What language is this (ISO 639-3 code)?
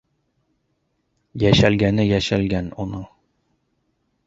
bak